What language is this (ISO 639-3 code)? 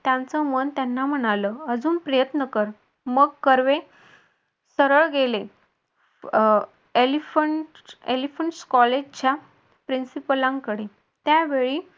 mar